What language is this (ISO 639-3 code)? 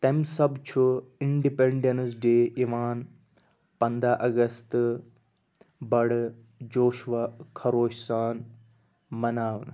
kas